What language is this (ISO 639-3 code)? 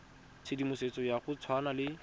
tsn